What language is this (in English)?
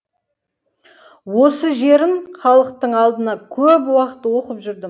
Kazakh